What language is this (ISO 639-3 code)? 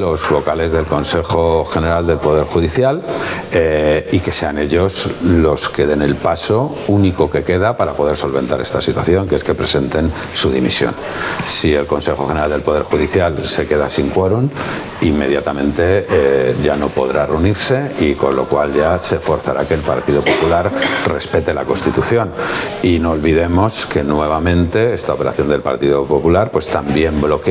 spa